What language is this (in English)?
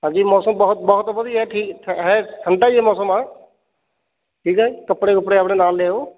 Punjabi